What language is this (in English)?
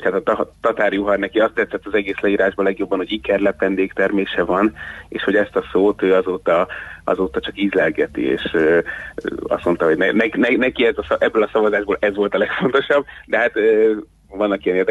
Hungarian